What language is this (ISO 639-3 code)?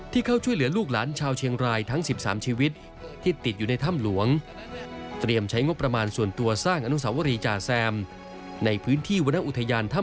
tha